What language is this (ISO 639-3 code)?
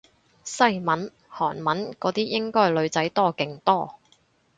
yue